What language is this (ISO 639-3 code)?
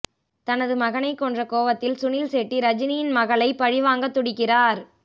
tam